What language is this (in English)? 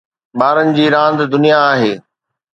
Sindhi